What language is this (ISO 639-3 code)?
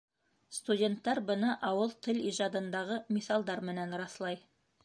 bak